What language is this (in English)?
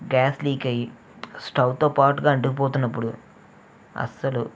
Telugu